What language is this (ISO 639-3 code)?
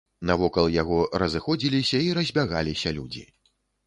bel